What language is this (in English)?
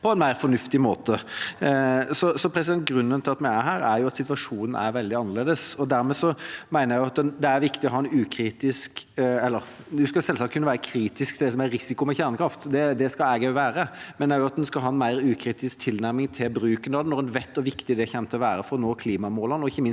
Norwegian